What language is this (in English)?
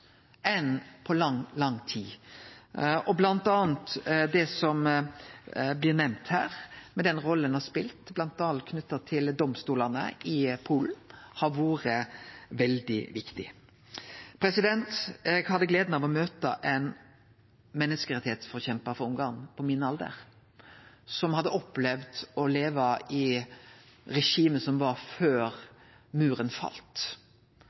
Norwegian Nynorsk